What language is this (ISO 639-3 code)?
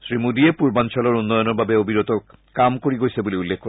asm